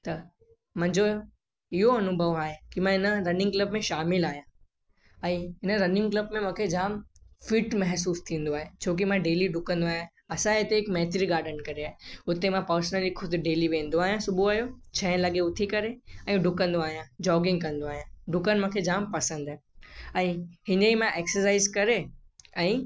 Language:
Sindhi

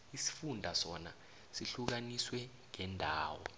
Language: South Ndebele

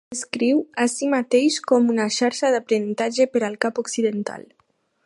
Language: Catalan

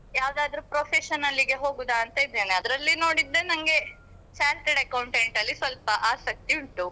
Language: Kannada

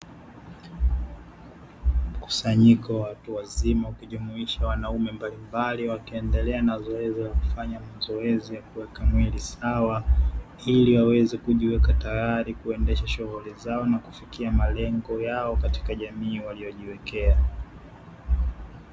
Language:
Swahili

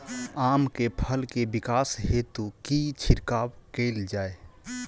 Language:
Maithili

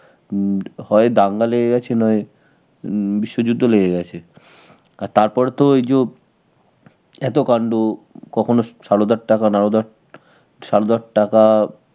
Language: Bangla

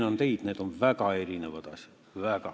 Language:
Estonian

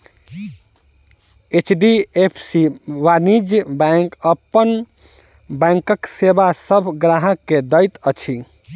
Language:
Maithili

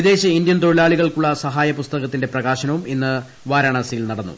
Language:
Malayalam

